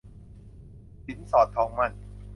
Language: Thai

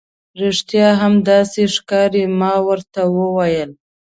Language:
Pashto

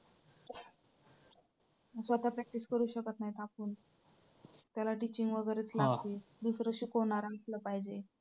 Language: Marathi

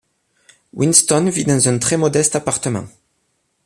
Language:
French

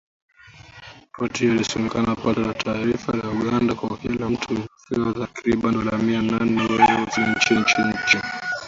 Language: Swahili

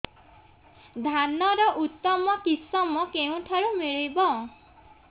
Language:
Odia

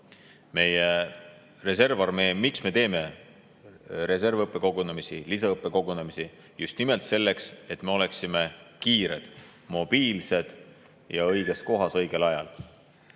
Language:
Estonian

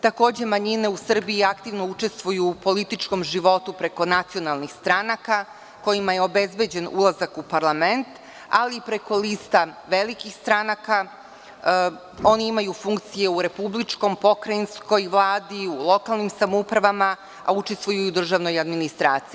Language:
Serbian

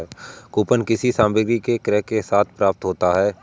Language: Hindi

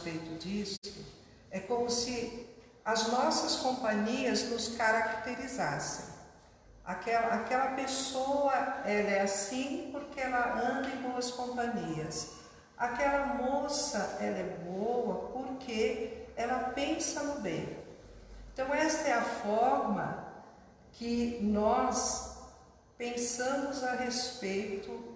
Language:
Portuguese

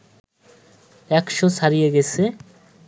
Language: Bangla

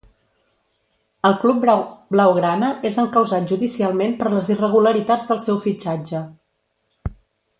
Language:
Catalan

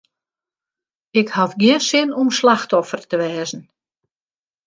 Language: Western Frisian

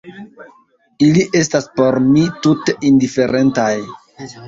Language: Esperanto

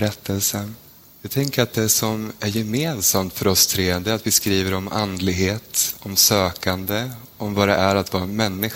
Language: Swedish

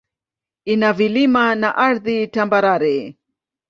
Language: Swahili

